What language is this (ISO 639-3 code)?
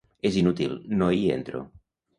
cat